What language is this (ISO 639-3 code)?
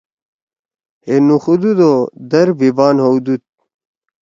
trw